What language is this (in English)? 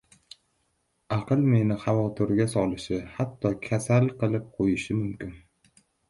Uzbek